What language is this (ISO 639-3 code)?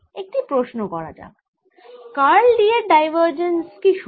ben